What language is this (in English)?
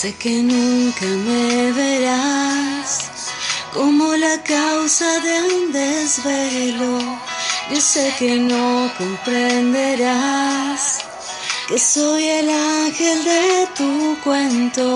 Spanish